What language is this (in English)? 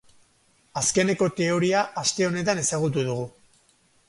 Basque